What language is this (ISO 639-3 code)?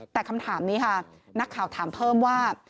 tha